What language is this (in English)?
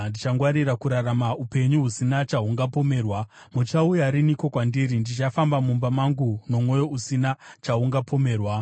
Shona